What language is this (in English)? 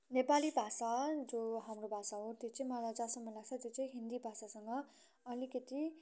Nepali